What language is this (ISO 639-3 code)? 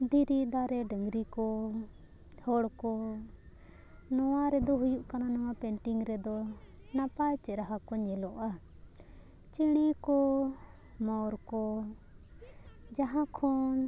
sat